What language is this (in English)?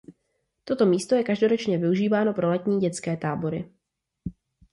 Czech